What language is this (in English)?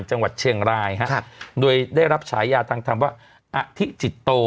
Thai